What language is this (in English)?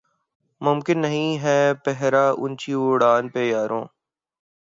Urdu